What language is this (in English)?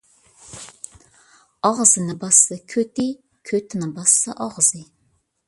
Uyghur